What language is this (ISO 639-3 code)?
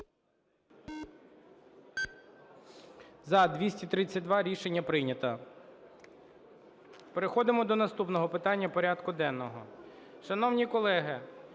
ukr